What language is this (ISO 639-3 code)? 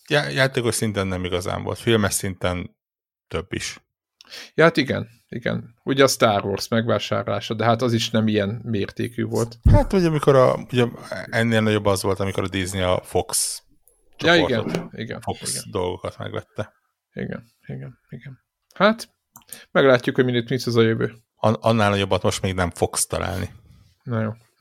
hun